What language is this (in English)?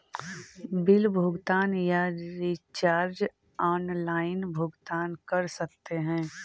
Magahi